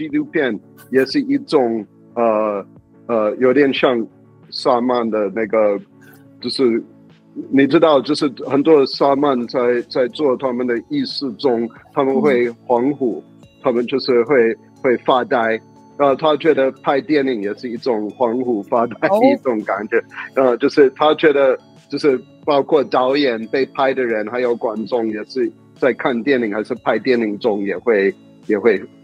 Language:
Chinese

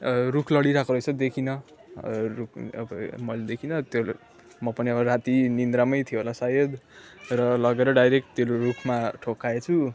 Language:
Nepali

